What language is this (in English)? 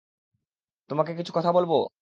Bangla